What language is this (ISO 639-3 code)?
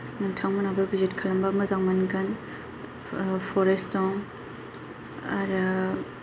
brx